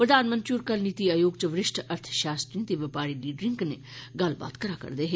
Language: Dogri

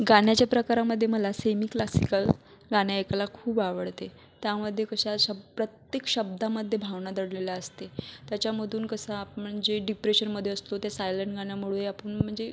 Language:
Marathi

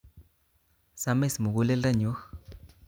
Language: Kalenjin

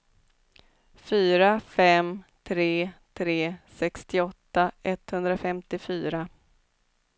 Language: Swedish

